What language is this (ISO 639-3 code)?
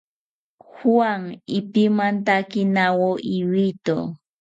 cpy